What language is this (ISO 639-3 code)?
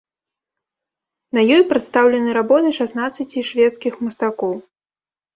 bel